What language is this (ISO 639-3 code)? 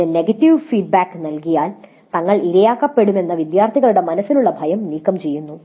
mal